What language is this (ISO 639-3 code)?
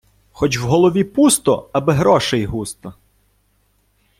ukr